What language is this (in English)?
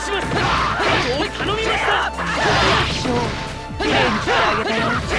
Japanese